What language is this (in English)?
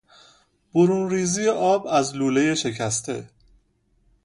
Persian